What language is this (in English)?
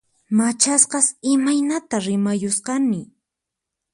Puno Quechua